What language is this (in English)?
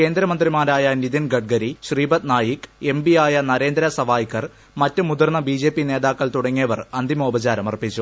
Malayalam